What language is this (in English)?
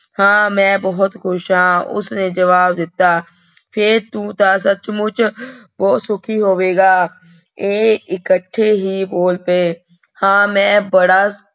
Punjabi